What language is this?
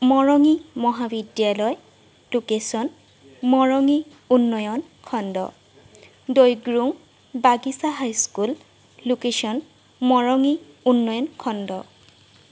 Assamese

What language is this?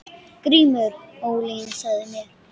Icelandic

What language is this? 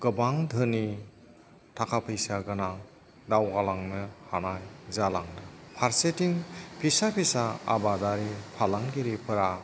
Bodo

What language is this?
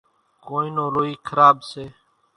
Kachi Koli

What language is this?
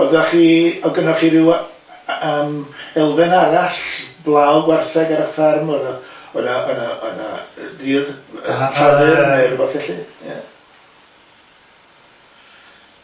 Welsh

